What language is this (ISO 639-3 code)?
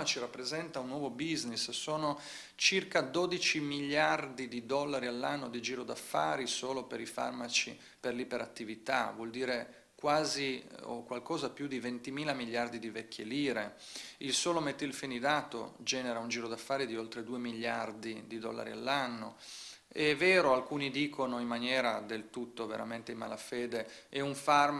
ita